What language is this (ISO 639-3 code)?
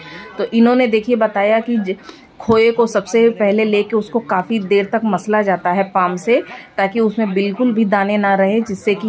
hin